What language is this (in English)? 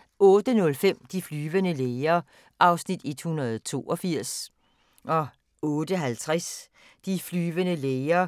Danish